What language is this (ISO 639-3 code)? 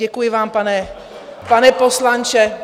ces